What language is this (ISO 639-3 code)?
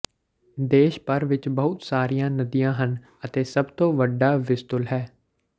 pan